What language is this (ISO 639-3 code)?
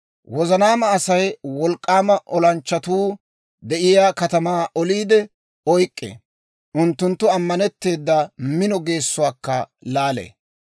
dwr